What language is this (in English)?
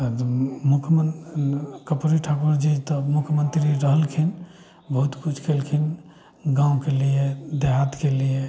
Maithili